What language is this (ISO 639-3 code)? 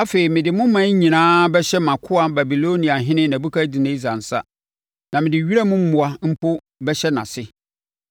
aka